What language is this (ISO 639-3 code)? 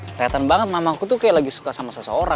ind